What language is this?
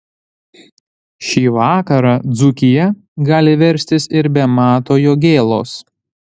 Lithuanian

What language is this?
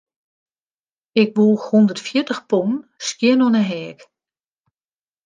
Western Frisian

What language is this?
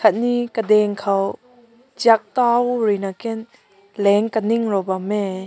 Rongmei Naga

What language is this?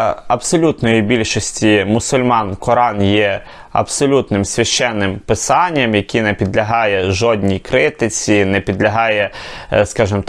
Ukrainian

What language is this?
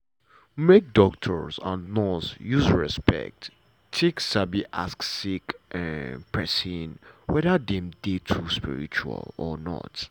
Nigerian Pidgin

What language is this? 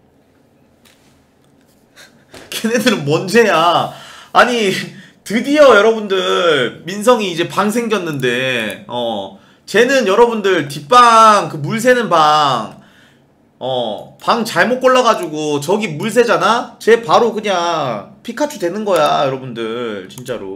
Korean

